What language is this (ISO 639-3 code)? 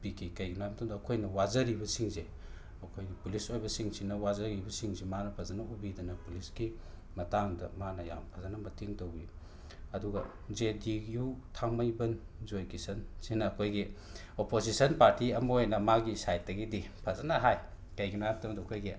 mni